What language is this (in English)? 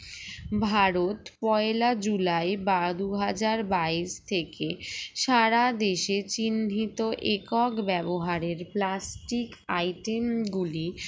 Bangla